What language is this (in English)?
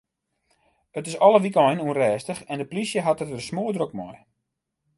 Western Frisian